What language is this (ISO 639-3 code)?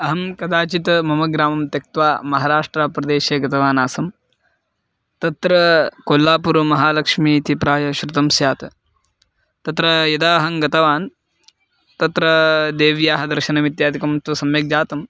san